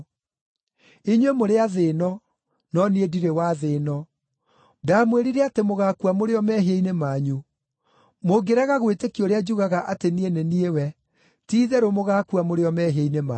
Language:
Kikuyu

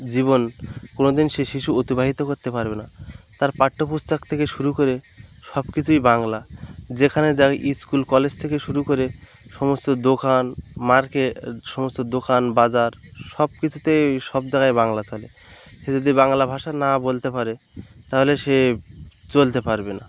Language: Bangla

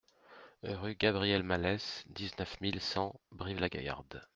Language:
French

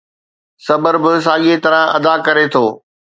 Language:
Sindhi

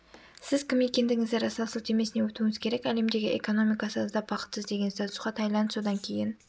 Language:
Kazakh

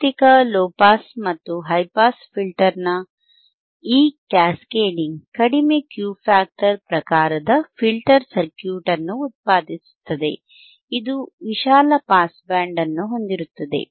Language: Kannada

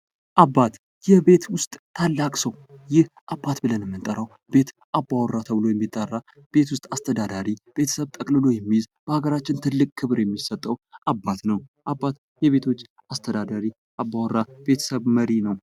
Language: Amharic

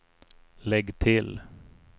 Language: Swedish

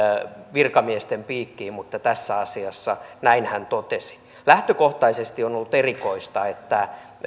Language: Finnish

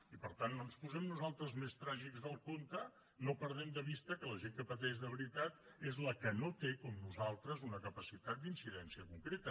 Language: Catalan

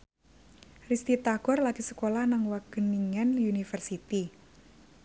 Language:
Javanese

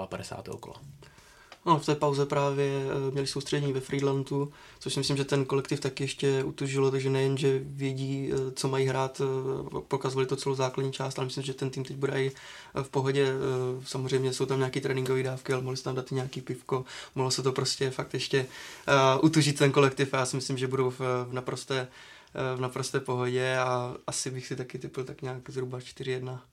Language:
Czech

